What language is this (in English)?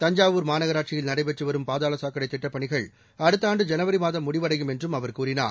Tamil